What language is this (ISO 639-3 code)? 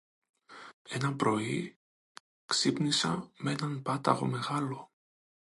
ell